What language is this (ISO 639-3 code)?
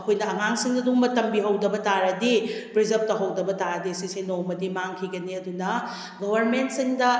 mni